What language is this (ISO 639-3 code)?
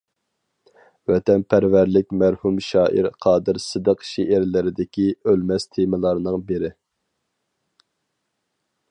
uig